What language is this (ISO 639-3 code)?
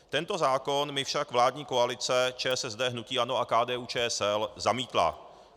ces